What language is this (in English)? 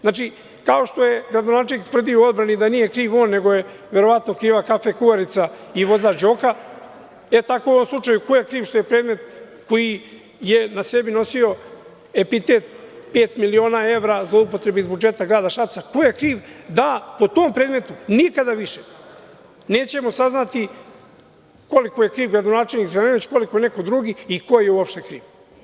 Serbian